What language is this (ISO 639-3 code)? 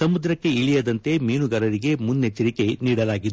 kan